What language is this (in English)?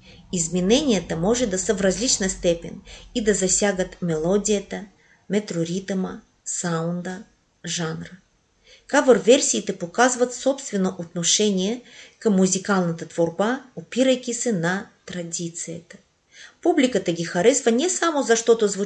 Bulgarian